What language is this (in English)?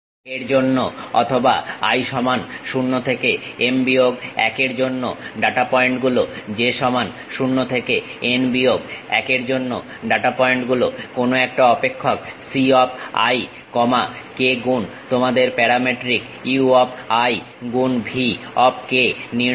Bangla